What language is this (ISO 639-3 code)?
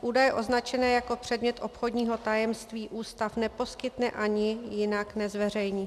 ces